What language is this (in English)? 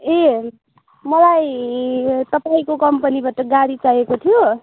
Nepali